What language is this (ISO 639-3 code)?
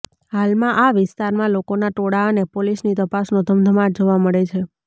guj